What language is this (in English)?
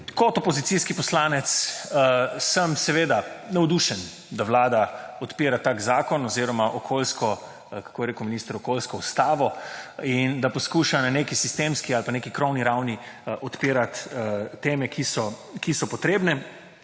Slovenian